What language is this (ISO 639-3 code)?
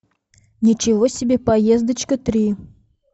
rus